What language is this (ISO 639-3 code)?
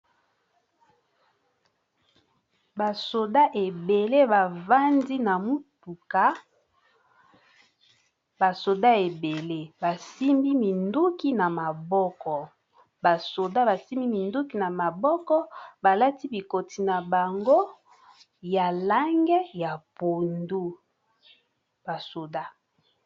lin